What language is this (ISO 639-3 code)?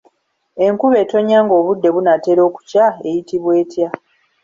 lug